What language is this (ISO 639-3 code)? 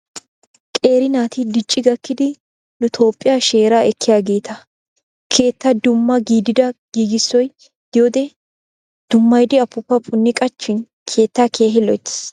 wal